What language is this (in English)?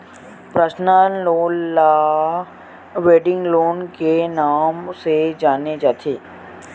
Chhattisgarhi